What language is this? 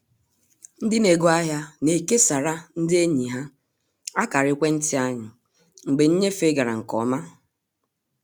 Igbo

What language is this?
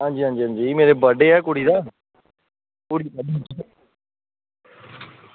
Dogri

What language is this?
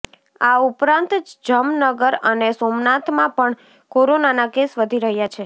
Gujarati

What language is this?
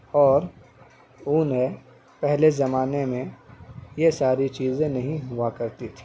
Urdu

